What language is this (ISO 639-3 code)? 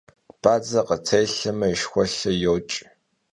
kbd